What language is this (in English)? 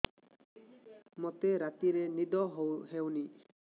Odia